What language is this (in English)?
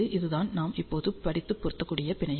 Tamil